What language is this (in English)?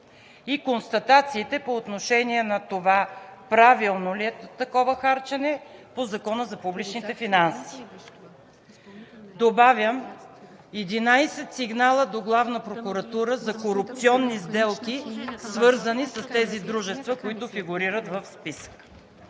Bulgarian